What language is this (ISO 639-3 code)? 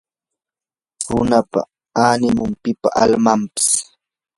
qur